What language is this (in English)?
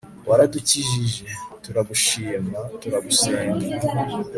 Kinyarwanda